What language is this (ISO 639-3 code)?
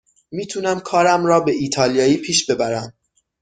fas